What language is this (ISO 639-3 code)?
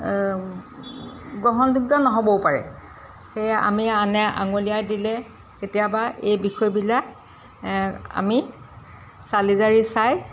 asm